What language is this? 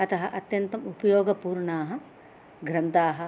Sanskrit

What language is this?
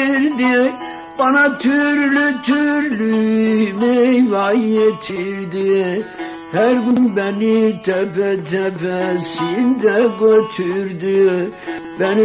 Turkish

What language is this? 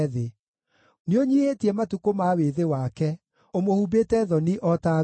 Kikuyu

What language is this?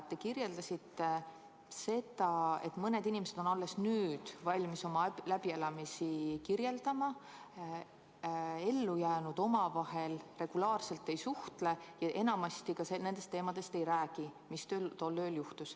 Estonian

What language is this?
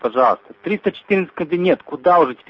Russian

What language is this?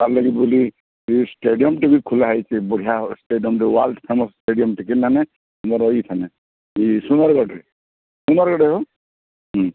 Odia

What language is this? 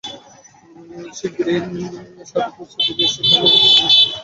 Bangla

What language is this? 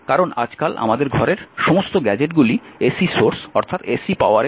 Bangla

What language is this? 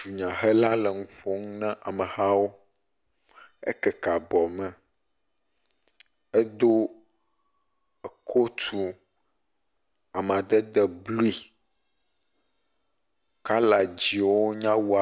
Ewe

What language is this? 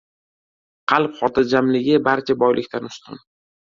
Uzbek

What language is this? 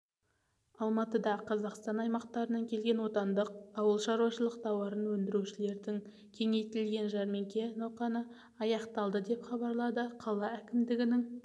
Kazakh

